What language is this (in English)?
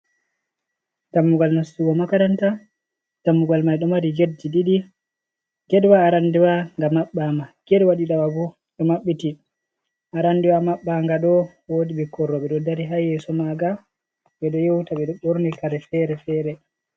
Fula